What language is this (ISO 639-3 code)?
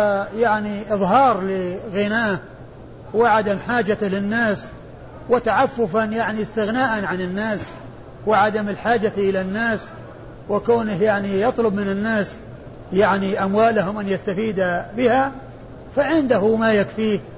ara